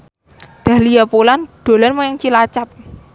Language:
Javanese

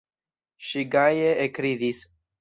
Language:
Esperanto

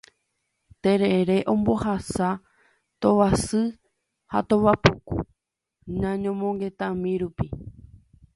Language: Guarani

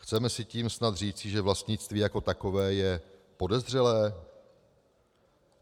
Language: Czech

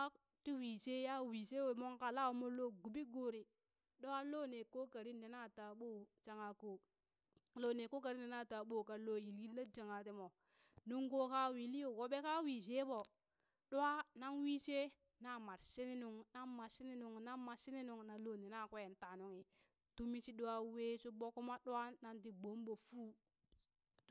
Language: Burak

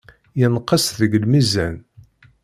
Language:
Kabyle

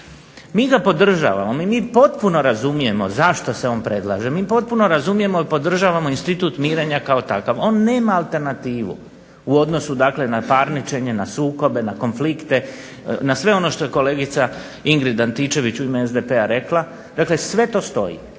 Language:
Croatian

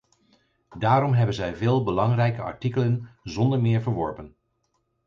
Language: Dutch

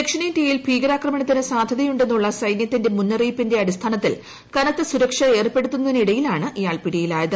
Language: Malayalam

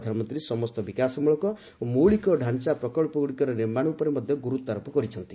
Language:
Odia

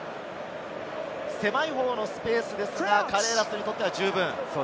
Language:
Japanese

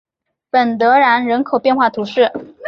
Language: Chinese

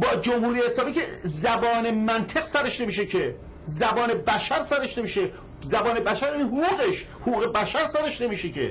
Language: Persian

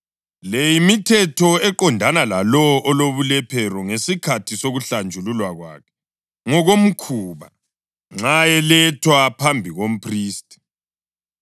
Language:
North Ndebele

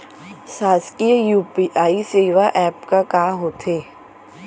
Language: Chhattisgarhi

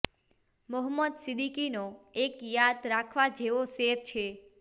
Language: Gujarati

